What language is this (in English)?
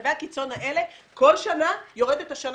Hebrew